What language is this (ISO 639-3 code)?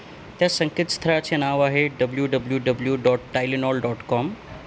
mar